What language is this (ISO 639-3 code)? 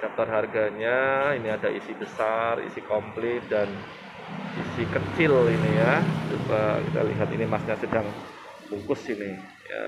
ind